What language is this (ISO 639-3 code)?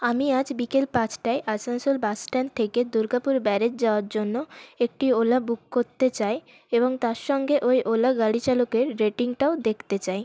ben